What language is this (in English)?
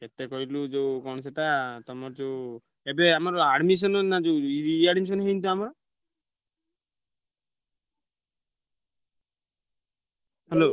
Odia